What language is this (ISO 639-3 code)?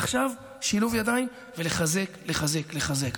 heb